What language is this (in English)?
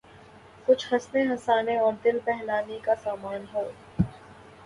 Urdu